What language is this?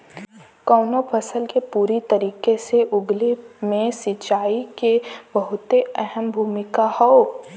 Bhojpuri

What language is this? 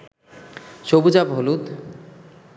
Bangla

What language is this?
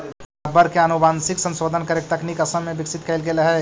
Magahi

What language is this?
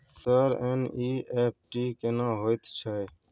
Maithili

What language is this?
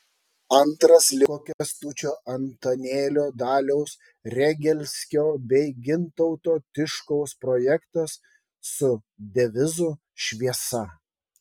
Lithuanian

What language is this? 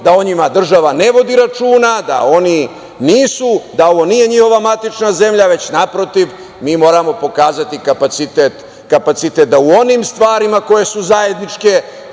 Serbian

